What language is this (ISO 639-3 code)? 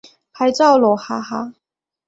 zho